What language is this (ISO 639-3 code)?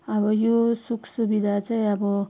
nep